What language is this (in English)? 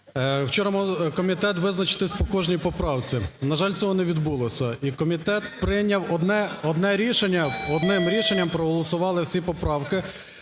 Ukrainian